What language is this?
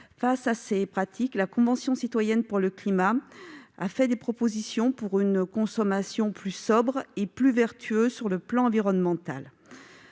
French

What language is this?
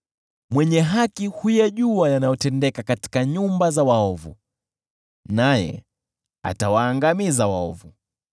Swahili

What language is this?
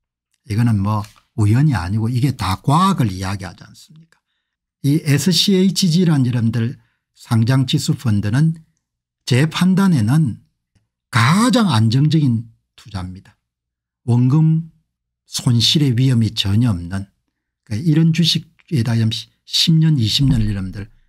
Korean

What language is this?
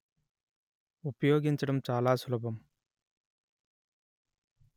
Telugu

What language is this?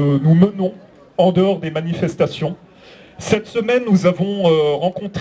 French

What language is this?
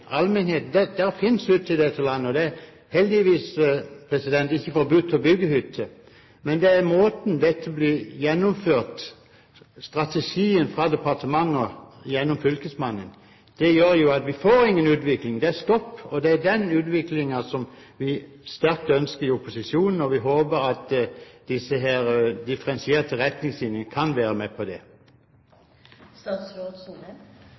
Norwegian Bokmål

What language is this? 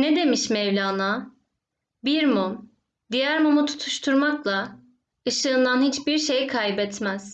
Turkish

